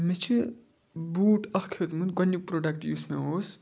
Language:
Kashmiri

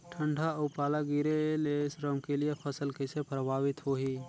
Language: Chhattisgarhi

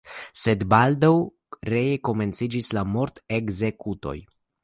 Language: Esperanto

